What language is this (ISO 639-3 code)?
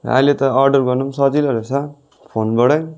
nep